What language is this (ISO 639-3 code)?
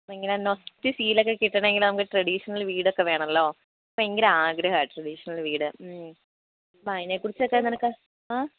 mal